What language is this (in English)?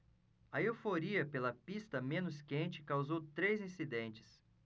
Portuguese